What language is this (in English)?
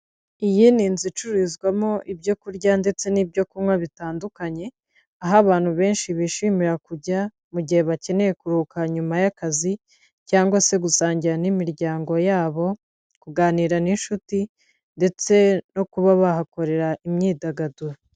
Kinyarwanda